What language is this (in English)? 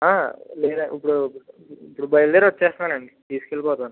Telugu